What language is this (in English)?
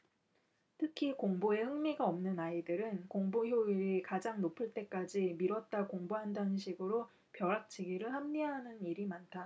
Korean